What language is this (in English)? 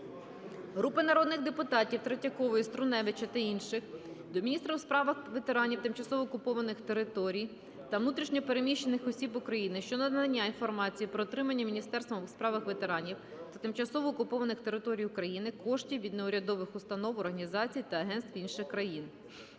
Ukrainian